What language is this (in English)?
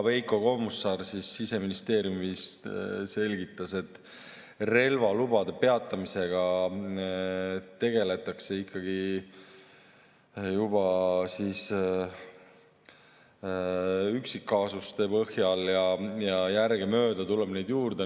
Estonian